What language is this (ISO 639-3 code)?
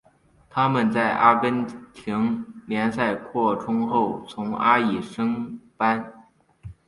zho